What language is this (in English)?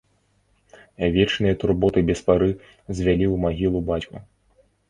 Belarusian